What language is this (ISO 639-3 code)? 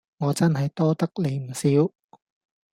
yue